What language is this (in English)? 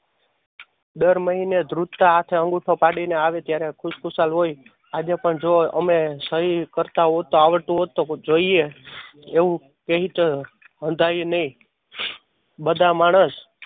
Gujarati